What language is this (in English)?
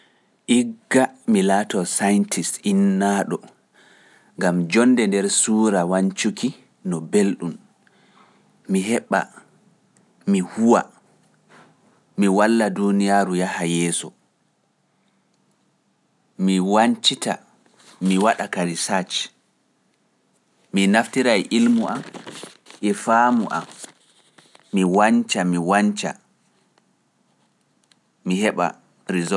Pular